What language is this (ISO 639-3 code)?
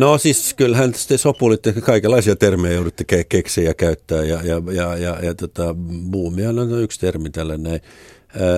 fin